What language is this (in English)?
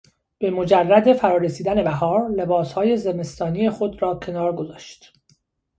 Persian